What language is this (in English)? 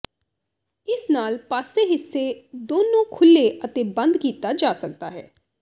Punjabi